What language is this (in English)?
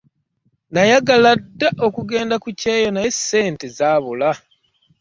Ganda